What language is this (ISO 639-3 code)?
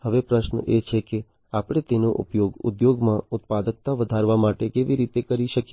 guj